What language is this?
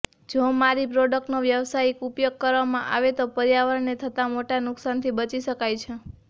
Gujarati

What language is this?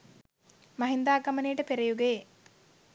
Sinhala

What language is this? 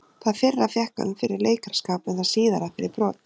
Icelandic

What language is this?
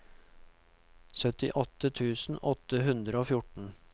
Norwegian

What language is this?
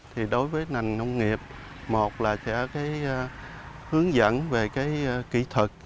Vietnamese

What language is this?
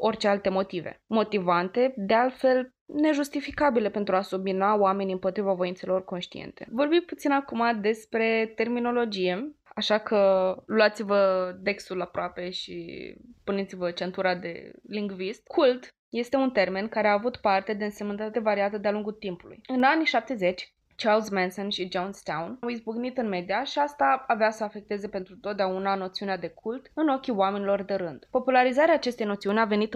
Romanian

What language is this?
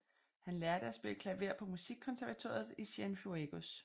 Danish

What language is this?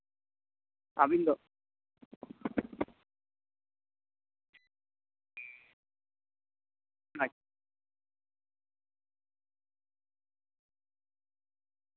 Santali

